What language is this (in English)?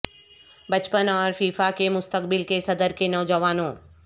Urdu